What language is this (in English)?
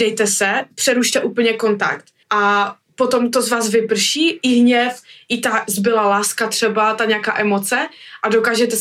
Czech